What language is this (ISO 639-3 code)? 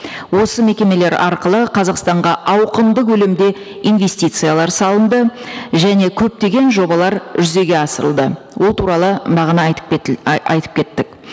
kaz